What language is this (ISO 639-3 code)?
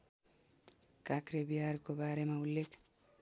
nep